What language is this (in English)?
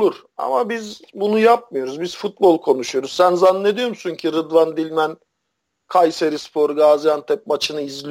Turkish